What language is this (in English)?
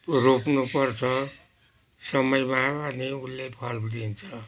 Nepali